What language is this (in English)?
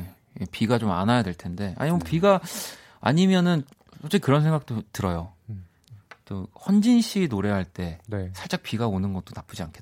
Korean